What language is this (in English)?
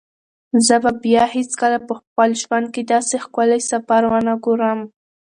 Pashto